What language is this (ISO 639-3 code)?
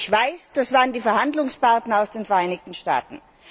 deu